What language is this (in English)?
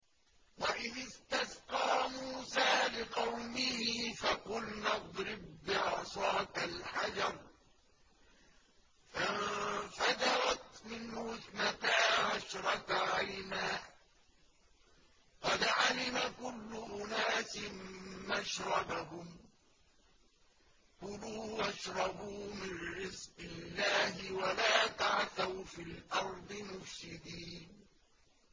Arabic